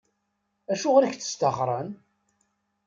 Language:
Kabyle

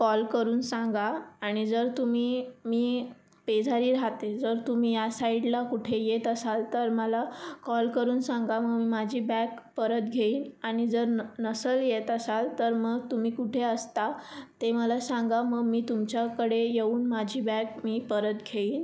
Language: Marathi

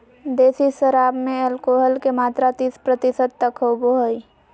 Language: Magahi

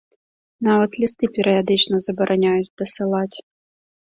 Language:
Belarusian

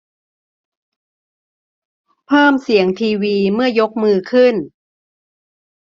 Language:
Thai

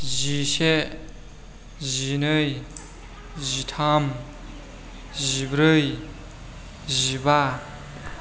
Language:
Bodo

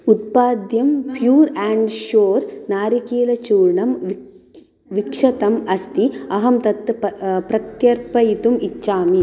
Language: Sanskrit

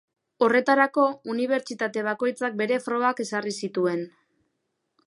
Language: Basque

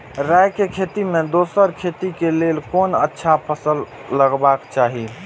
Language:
Maithili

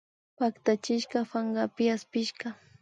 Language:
Imbabura Highland Quichua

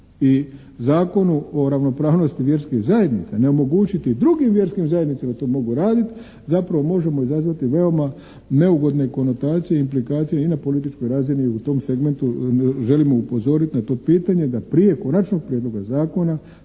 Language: Croatian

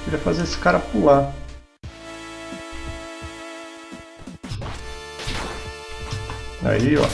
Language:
Portuguese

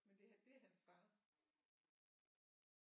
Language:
Danish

